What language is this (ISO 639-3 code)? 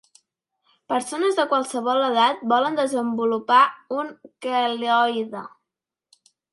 cat